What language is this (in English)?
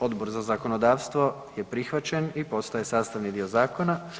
Croatian